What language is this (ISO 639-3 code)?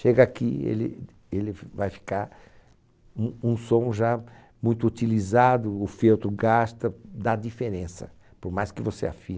por